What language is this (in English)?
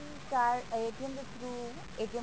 Punjabi